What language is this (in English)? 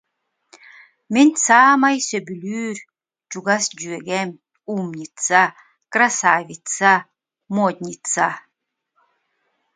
Yakut